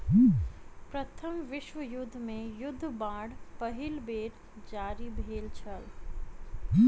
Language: Maithili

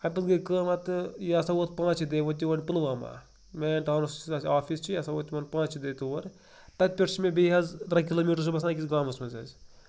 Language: Kashmiri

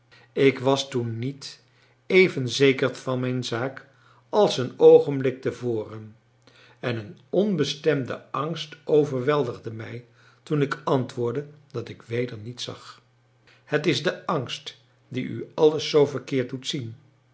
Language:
Dutch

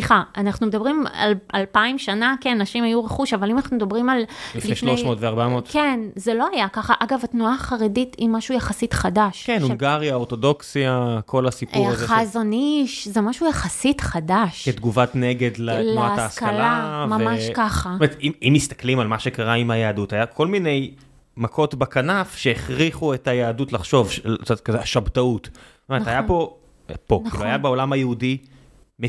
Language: Hebrew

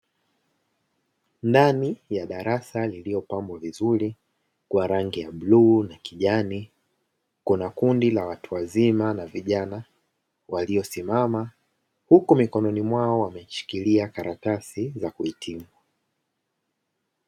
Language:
Swahili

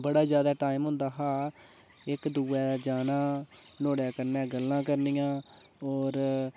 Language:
Dogri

